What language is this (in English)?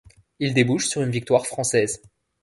French